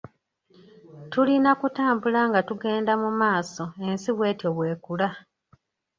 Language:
Ganda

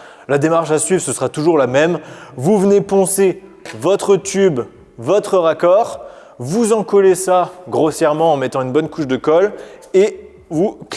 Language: French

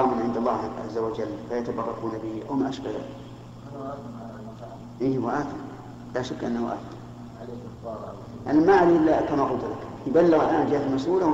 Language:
Arabic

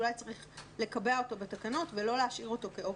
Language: Hebrew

